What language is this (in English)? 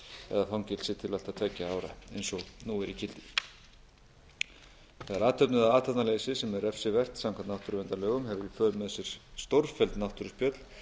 Icelandic